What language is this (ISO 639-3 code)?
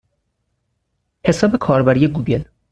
fas